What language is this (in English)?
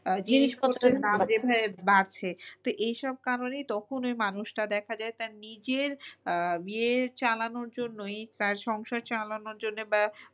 Bangla